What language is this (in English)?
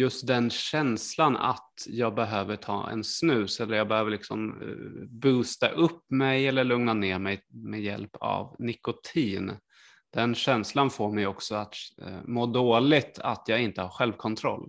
Swedish